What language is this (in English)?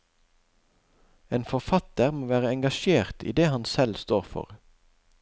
Norwegian